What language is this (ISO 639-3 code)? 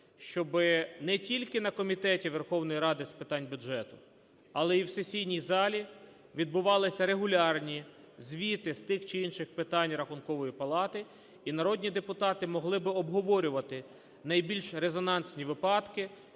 ukr